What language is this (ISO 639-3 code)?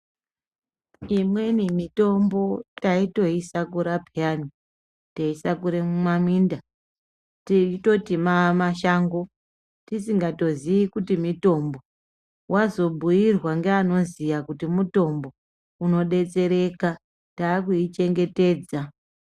ndc